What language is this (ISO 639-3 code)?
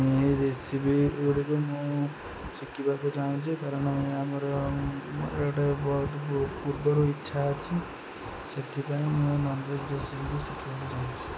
ori